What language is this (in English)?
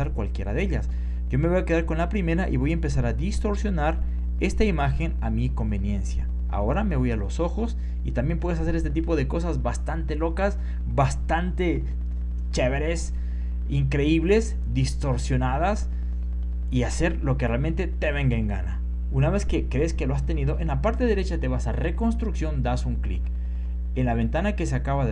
Spanish